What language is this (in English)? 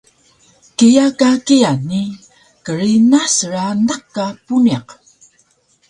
Taroko